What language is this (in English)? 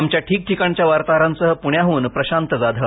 Marathi